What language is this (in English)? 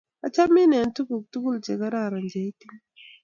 Kalenjin